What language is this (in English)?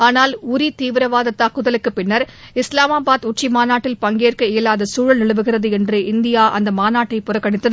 Tamil